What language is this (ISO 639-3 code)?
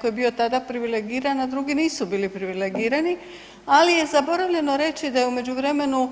hrv